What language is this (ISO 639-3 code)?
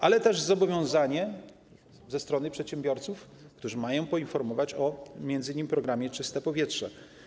pol